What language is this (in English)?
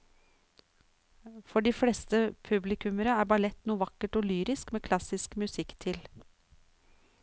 Norwegian